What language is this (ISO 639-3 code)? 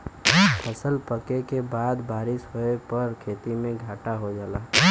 bho